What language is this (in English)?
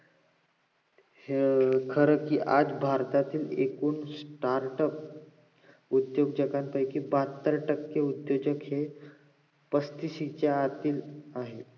Marathi